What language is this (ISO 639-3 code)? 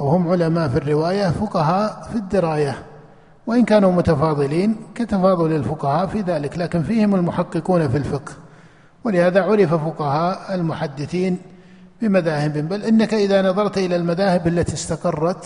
ara